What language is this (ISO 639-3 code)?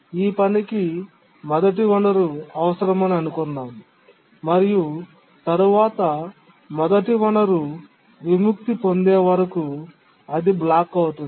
tel